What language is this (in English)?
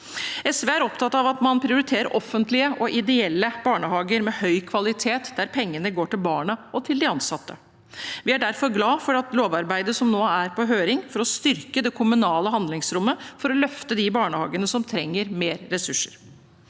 Norwegian